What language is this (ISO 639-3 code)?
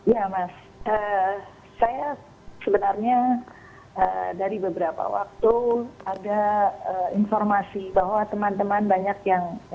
ind